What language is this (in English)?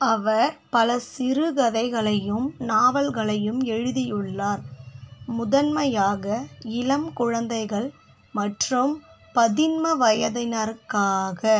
Tamil